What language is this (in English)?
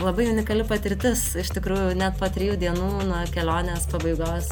Lithuanian